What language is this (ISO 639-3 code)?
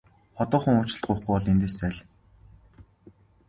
mon